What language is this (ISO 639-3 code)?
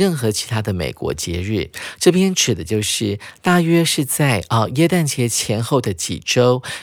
zho